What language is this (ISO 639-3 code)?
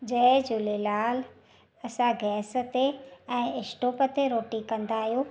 snd